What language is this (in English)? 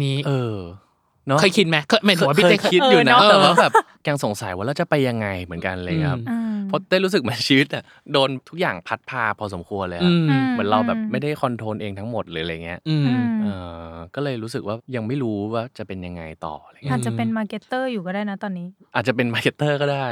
Thai